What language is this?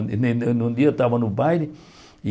Portuguese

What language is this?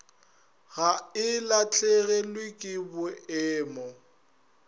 Northern Sotho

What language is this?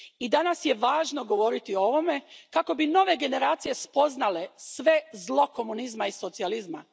Croatian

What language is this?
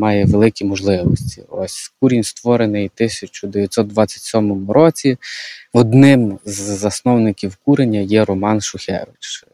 Ukrainian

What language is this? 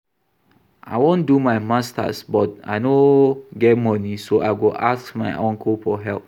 Nigerian Pidgin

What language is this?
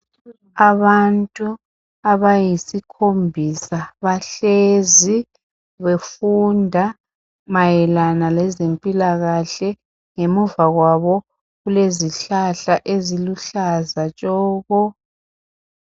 North Ndebele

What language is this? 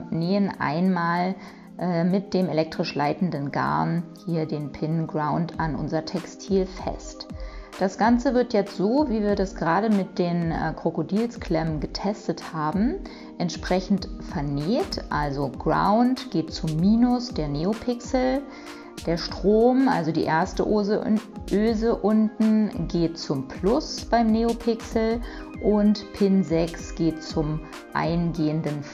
German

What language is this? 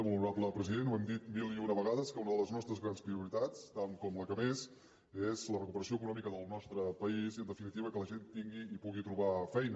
Catalan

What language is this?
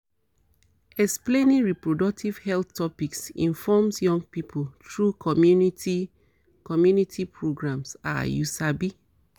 Nigerian Pidgin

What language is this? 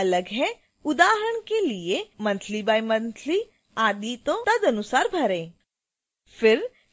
Hindi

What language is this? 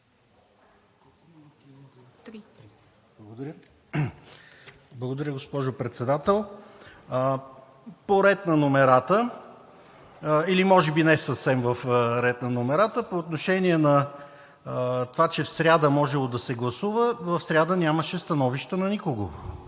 Bulgarian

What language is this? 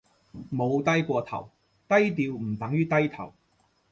Cantonese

